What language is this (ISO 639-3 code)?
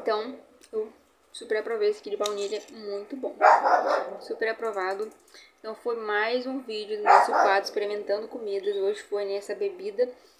por